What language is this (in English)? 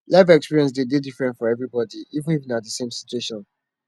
Nigerian Pidgin